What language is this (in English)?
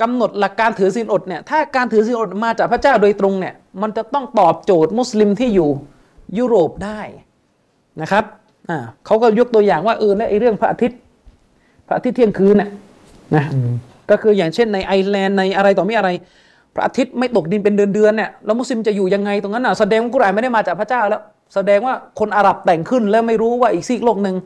Thai